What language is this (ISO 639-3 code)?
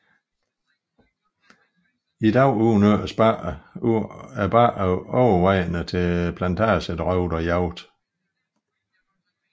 dan